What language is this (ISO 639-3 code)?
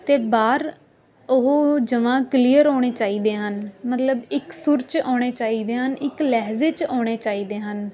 pan